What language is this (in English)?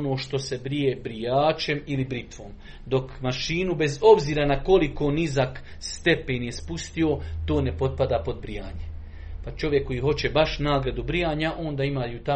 Croatian